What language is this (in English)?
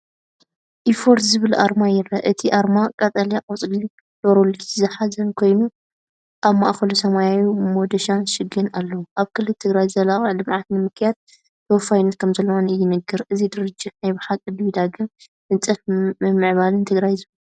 Tigrinya